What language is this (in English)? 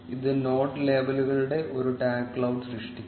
Malayalam